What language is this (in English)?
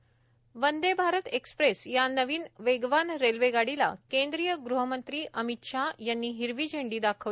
Marathi